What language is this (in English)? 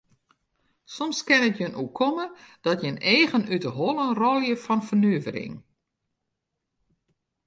Western Frisian